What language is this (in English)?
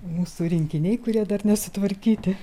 Lithuanian